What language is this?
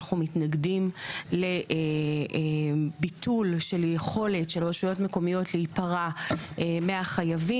Hebrew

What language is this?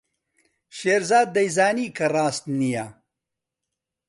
Central Kurdish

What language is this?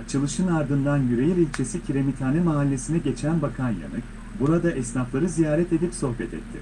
Turkish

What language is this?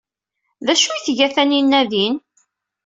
Kabyle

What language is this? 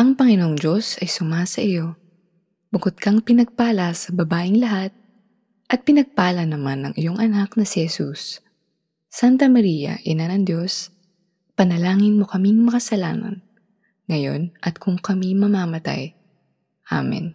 Filipino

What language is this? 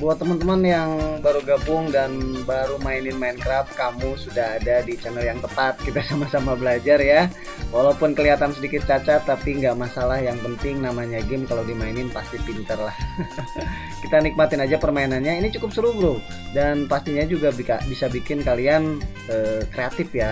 Indonesian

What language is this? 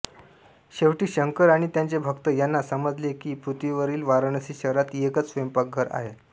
Marathi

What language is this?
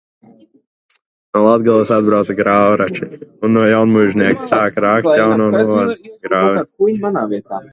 Latvian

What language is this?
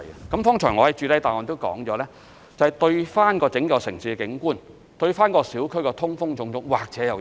Cantonese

